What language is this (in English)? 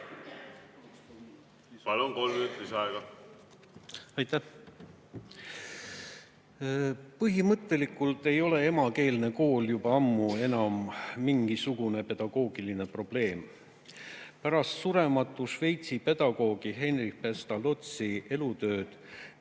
Estonian